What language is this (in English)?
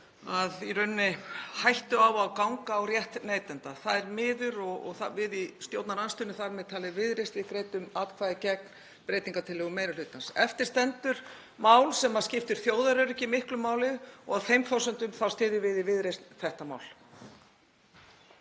Icelandic